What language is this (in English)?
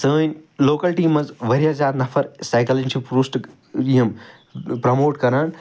Kashmiri